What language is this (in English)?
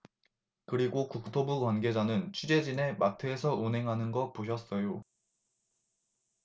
Korean